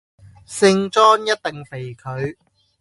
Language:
Cantonese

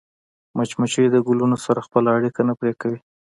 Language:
Pashto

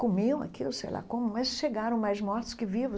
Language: Portuguese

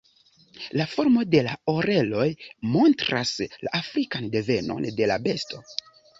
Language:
Esperanto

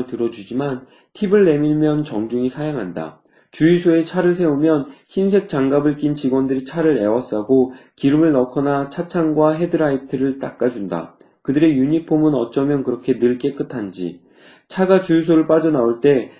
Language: Korean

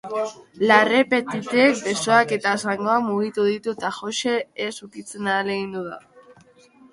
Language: Basque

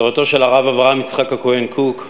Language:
Hebrew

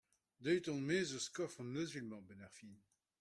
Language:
Breton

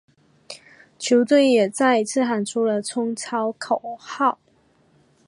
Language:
Chinese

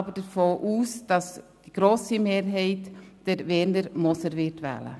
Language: Swiss German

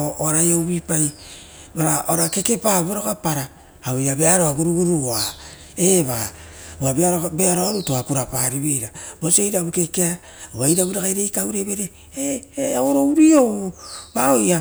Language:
Rotokas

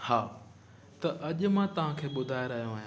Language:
Sindhi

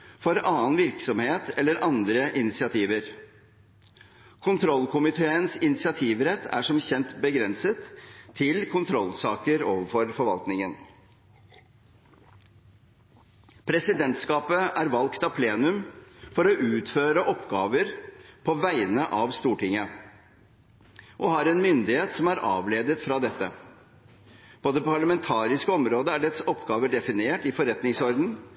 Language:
Norwegian Bokmål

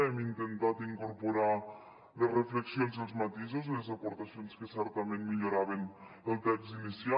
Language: Catalan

